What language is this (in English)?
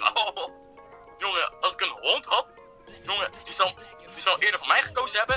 Dutch